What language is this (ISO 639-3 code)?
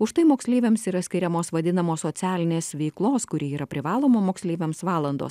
lit